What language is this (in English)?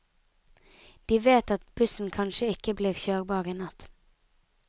Norwegian